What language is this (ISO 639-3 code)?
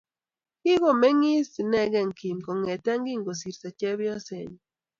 kln